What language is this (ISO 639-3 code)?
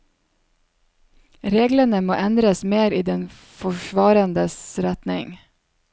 nor